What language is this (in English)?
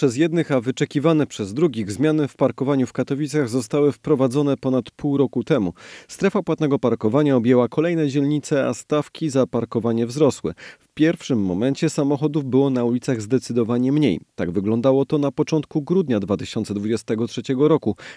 Polish